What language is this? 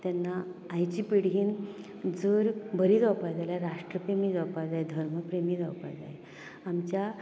Konkani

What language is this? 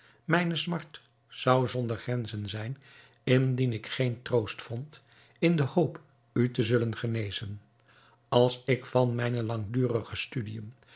Dutch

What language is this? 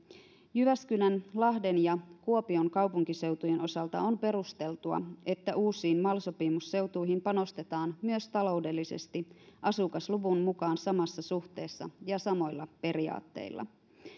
Finnish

